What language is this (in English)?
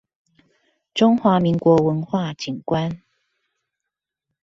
Chinese